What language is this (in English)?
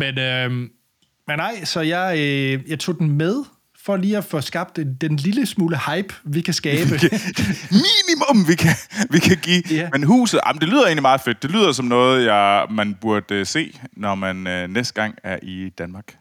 Danish